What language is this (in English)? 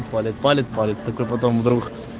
Russian